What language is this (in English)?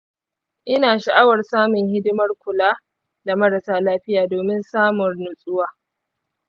Hausa